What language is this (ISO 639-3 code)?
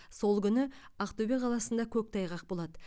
kaz